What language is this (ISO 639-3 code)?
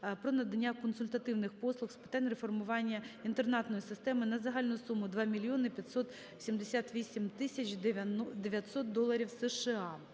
ukr